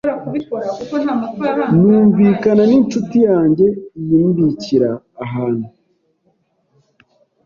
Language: Kinyarwanda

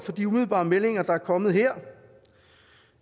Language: Danish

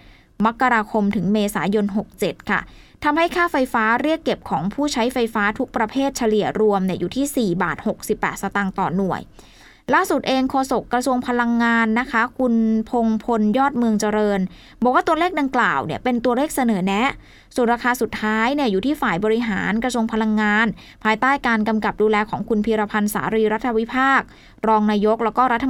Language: Thai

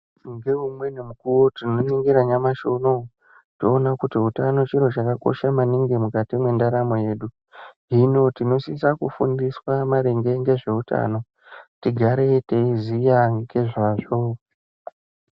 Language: Ndau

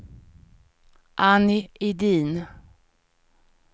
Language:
Swedish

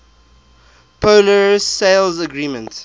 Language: English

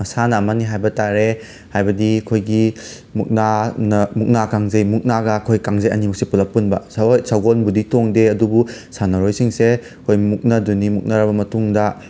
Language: Manipuri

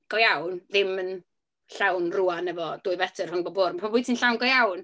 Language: Welsh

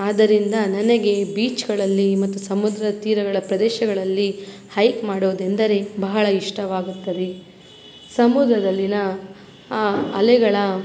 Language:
Kannada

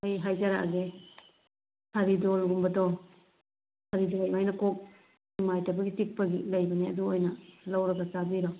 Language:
Manipuri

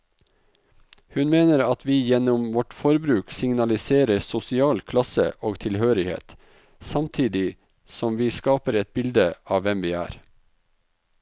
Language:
Norwegian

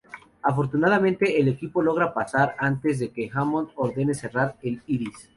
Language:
Spanish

